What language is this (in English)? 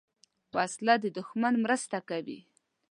Pashto